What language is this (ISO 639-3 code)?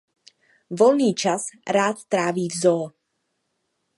ces